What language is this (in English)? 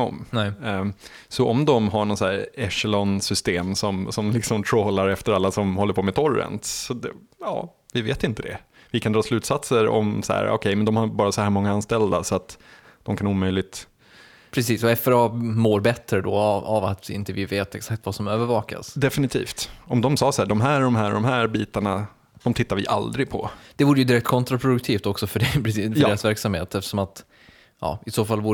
Swedish